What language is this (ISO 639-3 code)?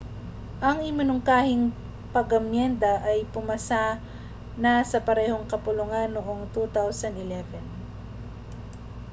fil